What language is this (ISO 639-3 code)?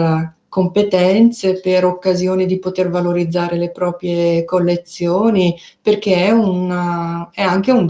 ita